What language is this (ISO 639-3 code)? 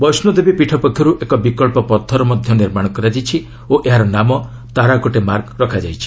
ori